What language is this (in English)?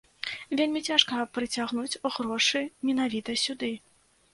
Belarusian